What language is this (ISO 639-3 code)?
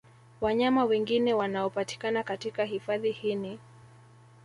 swa